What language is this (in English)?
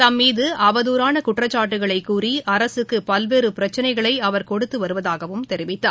Tamil